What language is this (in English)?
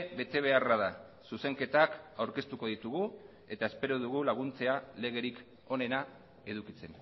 Basque